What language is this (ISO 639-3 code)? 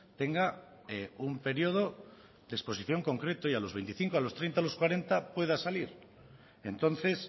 spa